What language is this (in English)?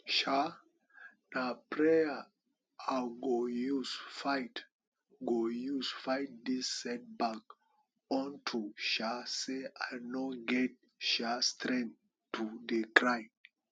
Nigerian Pidgin